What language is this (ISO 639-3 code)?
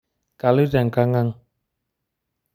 mas